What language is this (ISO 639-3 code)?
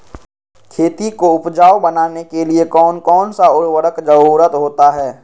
mag